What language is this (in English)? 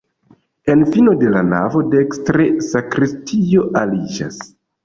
Esperanto